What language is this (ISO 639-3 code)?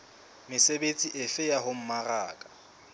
sot